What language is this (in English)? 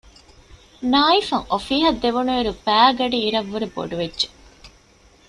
Divehi